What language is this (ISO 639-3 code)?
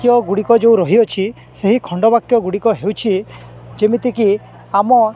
ori